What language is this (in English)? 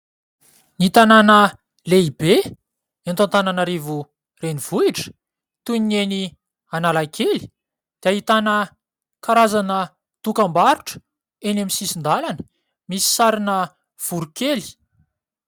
Malagasy